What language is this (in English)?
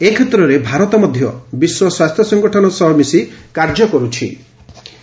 Odia